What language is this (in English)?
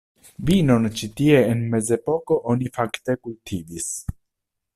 Esperanto